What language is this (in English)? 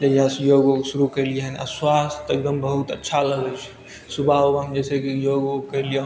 Maithili